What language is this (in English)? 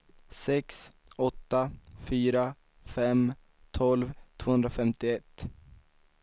Swedish